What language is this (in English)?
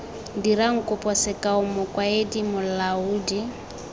Tswana